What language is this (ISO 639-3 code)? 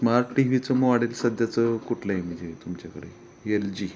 mar